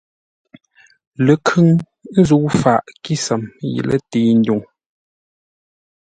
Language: Ngombale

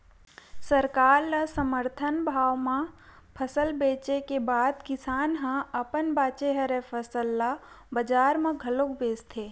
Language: Chhattisgarhi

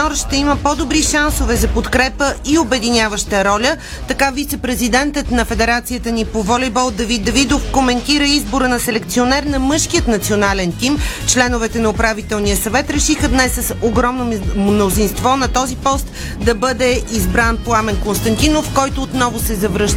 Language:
Bulgarian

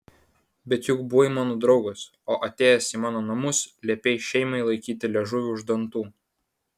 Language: Lithuanian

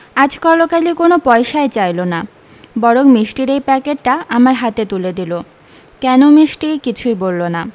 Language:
Bangla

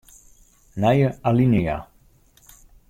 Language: Western Frisian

